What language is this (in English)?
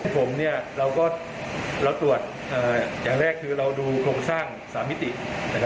Thai